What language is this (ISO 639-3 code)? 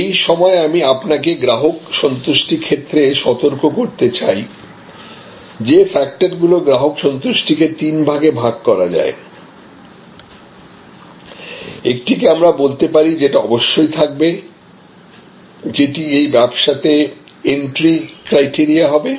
ben